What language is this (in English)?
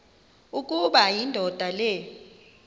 Xhosa